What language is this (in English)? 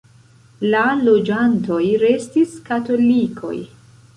Esperanto